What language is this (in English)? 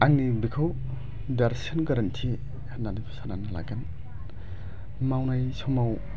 Bodo